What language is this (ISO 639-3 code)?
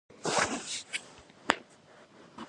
kat